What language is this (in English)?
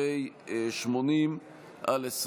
Hebrew